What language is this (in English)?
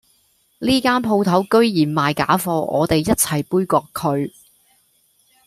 Cantonese